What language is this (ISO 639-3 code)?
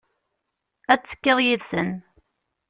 kab